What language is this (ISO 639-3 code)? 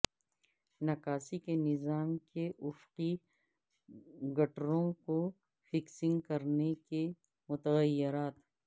urd